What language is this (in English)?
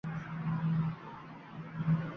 Uzbek